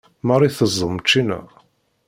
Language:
Kabyle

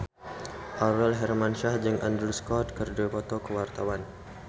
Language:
Sundanese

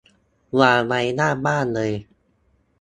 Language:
Thai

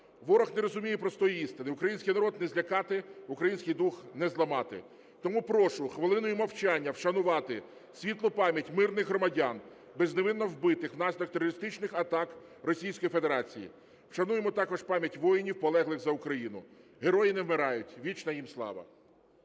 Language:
Ukrainian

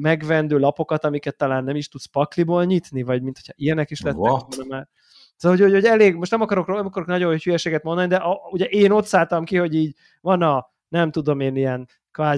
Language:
Hungarian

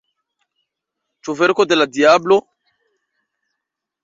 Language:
Esperanto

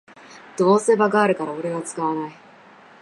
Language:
Japanese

